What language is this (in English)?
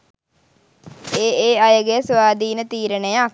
Sinhala